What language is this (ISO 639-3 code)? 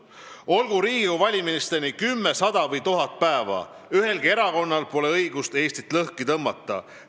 est